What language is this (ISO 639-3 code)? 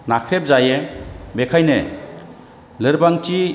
brx